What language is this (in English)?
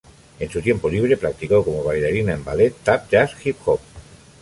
Spanish